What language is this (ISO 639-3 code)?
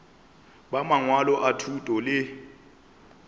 nso